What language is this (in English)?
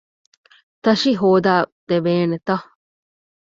Divehi